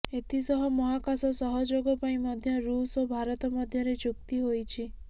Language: Odia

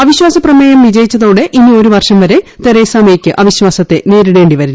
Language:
Malayalam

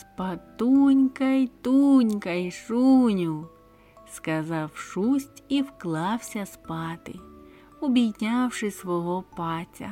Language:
Ukrainian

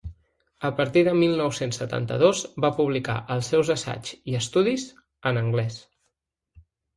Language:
Catalan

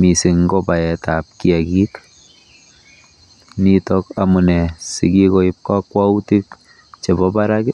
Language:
Kalenjin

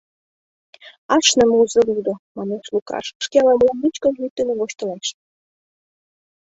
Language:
Mari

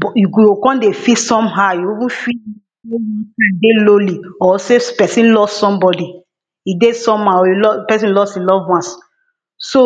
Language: Nigerian Pidgin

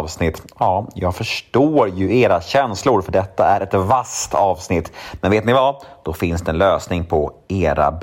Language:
Swedish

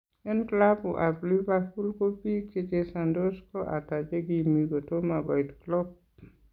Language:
Kalenjin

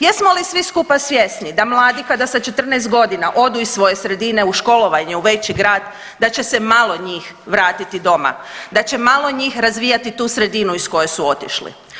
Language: Croatian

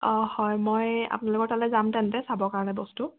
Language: Assamese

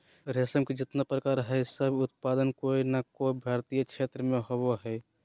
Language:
Magahi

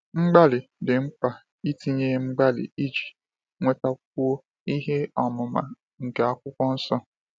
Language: Igbo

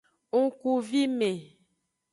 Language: Aja (Benin)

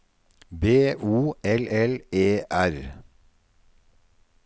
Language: Norwegian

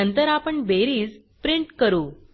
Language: Marathi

